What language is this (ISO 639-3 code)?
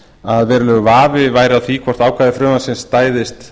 isl